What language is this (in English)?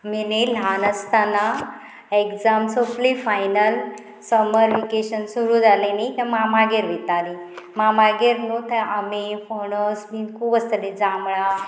Konkani